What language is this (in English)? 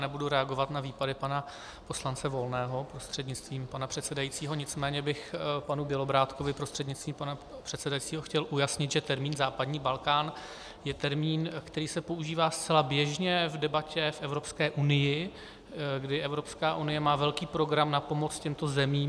Czech